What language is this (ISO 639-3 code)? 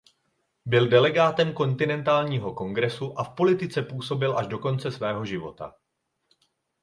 ces